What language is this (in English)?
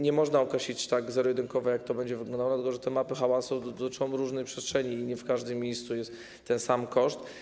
Polish